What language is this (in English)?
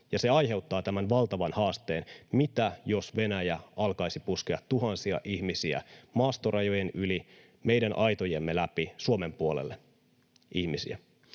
Finnish